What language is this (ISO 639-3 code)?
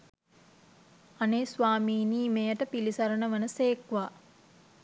sin